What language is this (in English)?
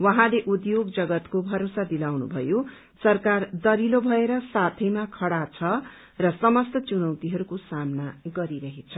Nepali